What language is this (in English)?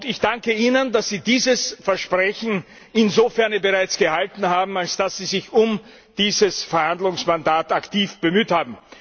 German